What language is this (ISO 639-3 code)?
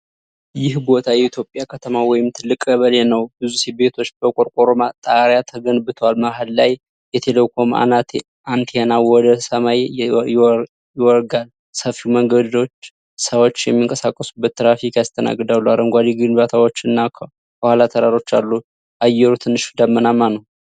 amh